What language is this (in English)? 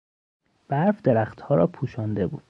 Persian